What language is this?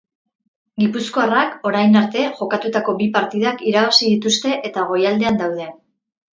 Basque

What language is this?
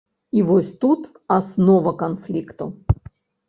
Belarusian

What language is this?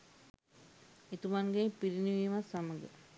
Sinhala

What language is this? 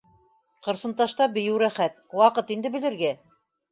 Bashkir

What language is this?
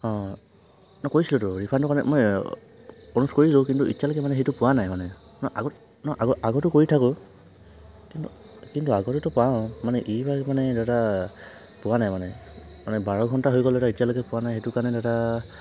Assamese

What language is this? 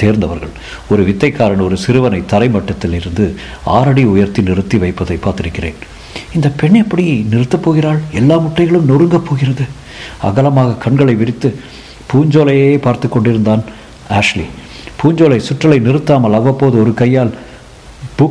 Tamil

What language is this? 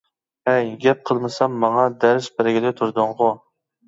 Uyghur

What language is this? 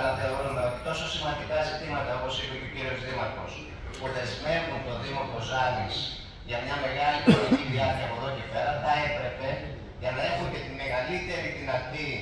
Greek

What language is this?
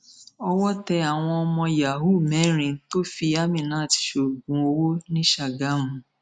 Yoruba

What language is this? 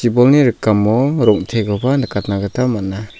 Garo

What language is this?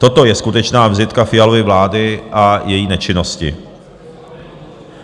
Czech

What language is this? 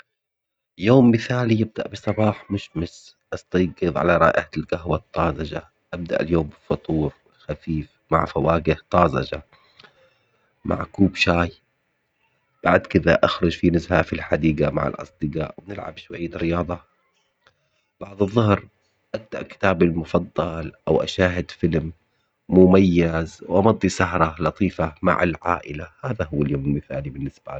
Omani Arabic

